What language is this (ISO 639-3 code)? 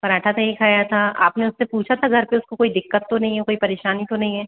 hin